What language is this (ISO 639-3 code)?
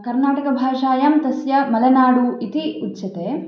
san